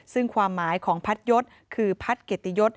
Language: Thai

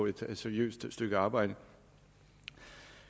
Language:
Danish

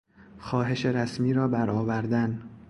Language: Persian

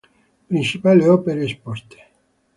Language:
Italian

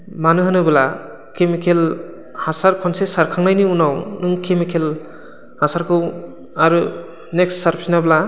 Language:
Bodo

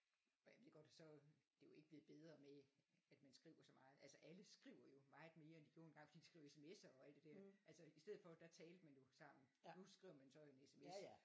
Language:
Danish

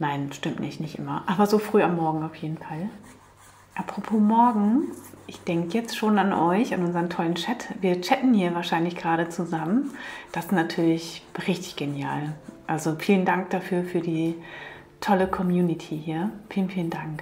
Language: German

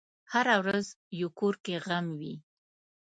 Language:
Pashto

